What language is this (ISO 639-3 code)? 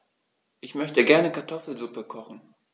deu